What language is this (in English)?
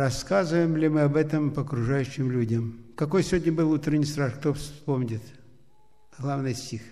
Russian